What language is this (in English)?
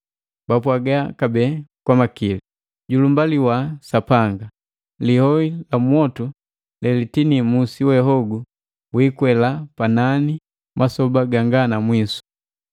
Matengo